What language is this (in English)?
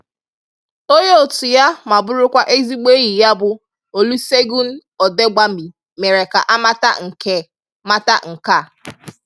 Igbo